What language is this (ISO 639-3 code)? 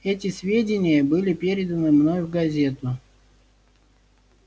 rus